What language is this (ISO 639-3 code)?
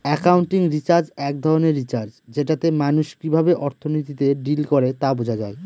ben